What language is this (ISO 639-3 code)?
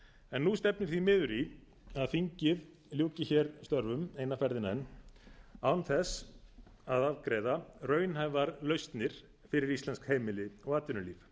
isl